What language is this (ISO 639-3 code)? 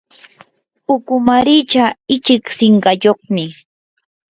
qur